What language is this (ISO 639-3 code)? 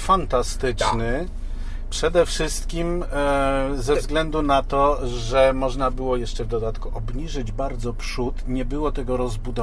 pol